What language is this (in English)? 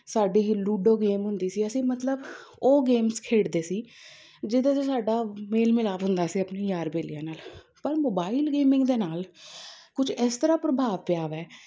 Punjabi